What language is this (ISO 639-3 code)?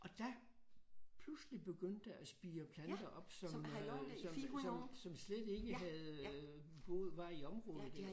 dan